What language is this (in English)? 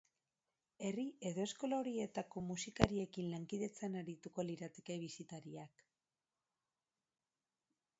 Basque